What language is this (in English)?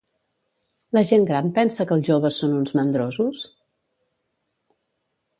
Catalan